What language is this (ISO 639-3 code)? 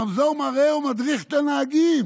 heb